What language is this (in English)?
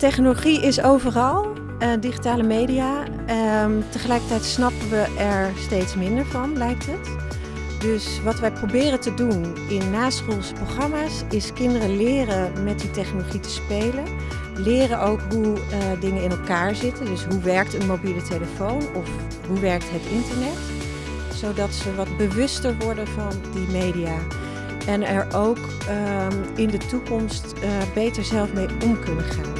Dutch